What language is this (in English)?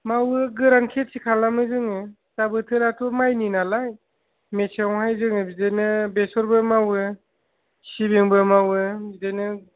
Bodo